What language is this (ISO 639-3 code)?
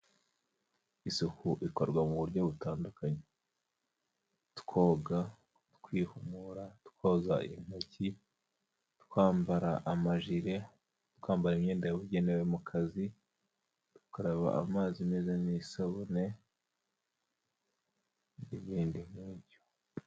kin